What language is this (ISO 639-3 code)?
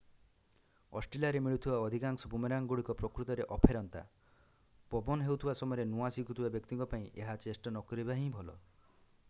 ori